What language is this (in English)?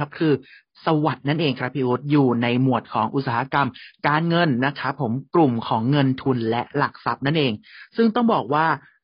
Thai